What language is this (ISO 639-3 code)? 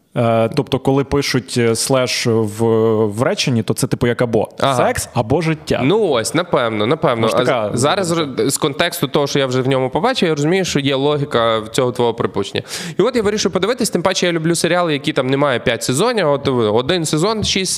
ukr